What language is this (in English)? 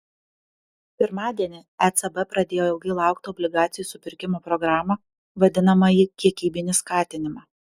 Lithuanian